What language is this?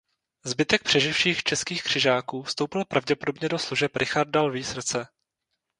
Czech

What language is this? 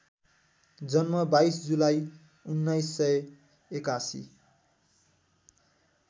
Nepali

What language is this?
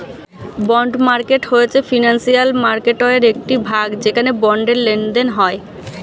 Bangla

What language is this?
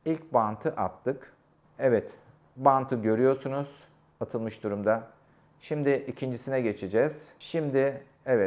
Turkish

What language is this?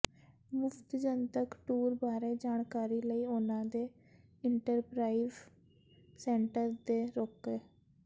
Punjabi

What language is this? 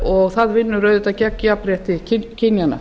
Icelandic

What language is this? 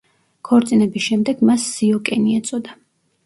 Georgian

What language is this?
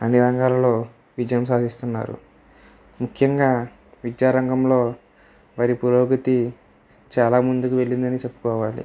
Telugu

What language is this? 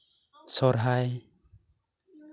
Santali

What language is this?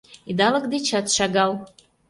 Mari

